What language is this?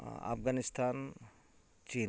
Santali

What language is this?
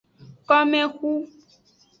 Aja (Benin)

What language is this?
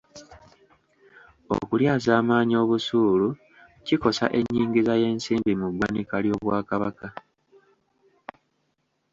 Ganda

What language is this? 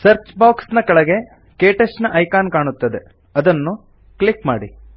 Kannada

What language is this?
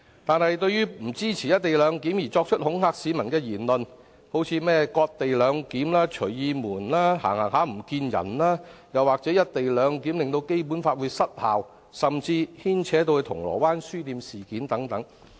Cantonese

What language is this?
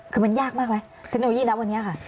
Thai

